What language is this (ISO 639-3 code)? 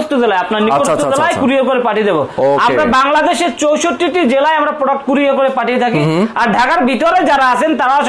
ron